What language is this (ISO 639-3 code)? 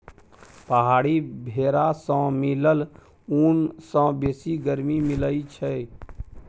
mai